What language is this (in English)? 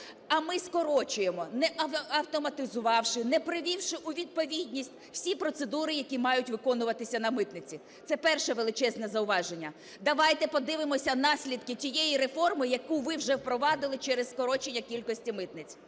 Ukrainian